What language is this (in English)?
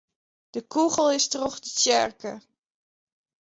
Western Frisian